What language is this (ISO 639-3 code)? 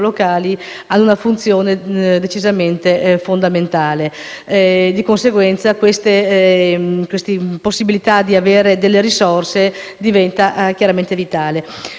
ita